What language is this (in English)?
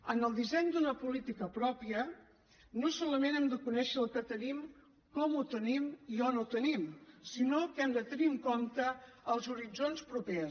Catalan